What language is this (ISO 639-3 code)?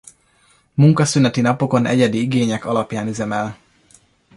hun